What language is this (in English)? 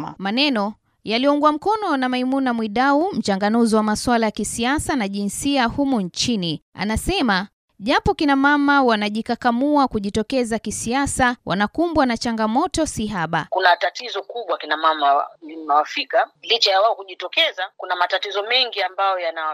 Swahili